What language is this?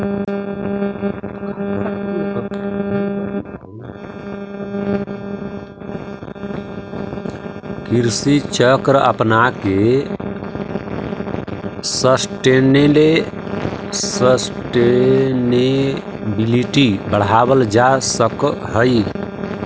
Magahi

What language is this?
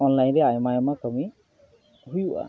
Santali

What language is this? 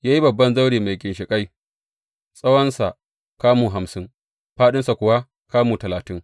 Hausa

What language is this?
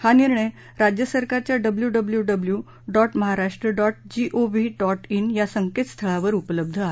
Marathi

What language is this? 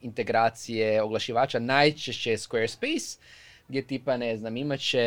Croatian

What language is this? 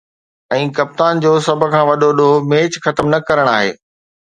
Sindhi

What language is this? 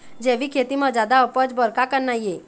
Chhattisgarhi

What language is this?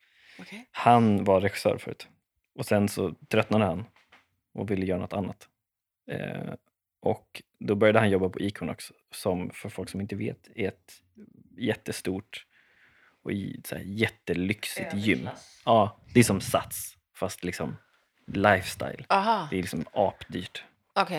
Swedish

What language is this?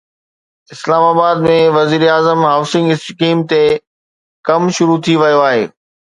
Sindhi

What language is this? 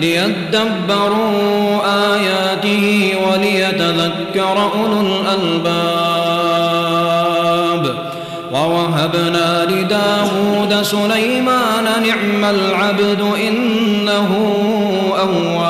Arabic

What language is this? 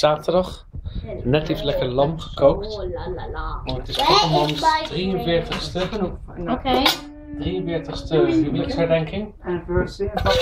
Dutch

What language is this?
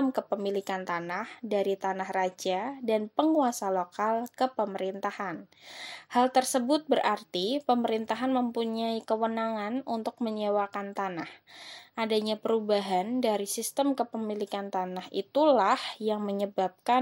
Indonesian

